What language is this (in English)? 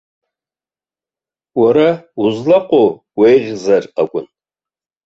Abkhazian